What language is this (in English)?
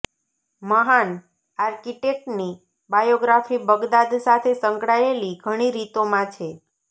Gujarati